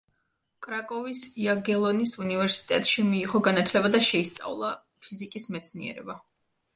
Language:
Georgian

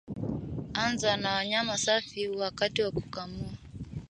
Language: Swahili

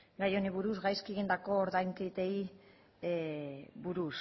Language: Basque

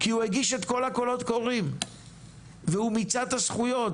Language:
Hebrew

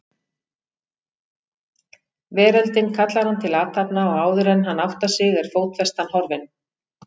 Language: Icelandic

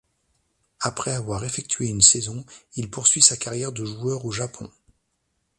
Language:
French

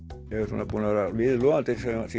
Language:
Icelandic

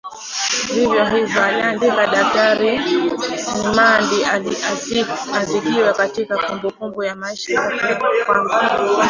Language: Swahili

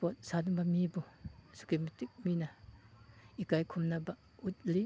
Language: Manipuri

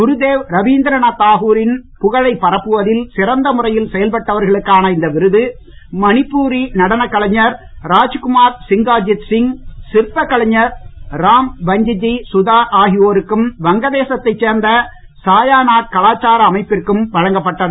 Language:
Tamil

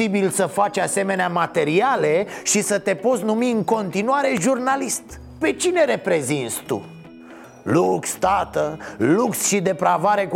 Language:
Romanian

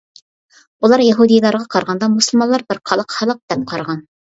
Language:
Uyghur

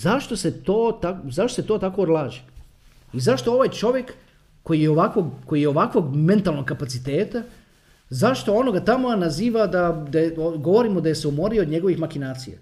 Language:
Croatian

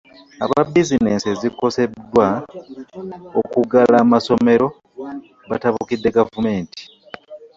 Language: Ganda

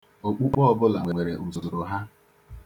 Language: Igbo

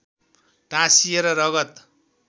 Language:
Nepali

